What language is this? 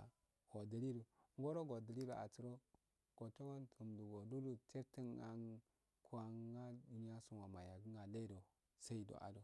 Afade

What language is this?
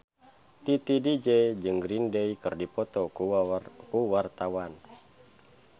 Sundanese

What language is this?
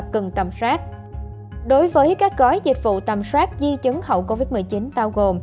Vietnamese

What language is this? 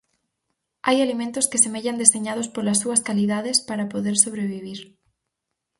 Galician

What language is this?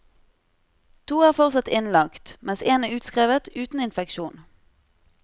Norwegian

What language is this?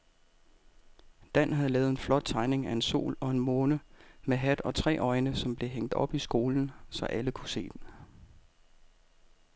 Danish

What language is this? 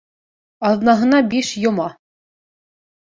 Bashkir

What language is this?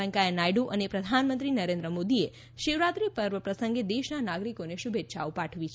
Gujarati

